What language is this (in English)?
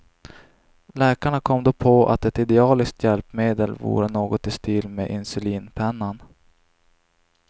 Swedish